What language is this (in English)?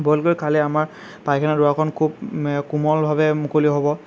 Assamese